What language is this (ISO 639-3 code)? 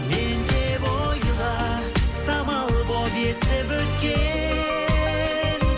kaz